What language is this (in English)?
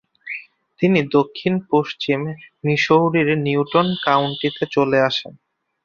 Bangla